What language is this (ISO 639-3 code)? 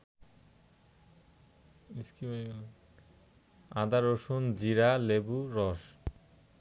ben